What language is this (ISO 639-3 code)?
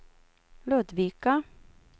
swe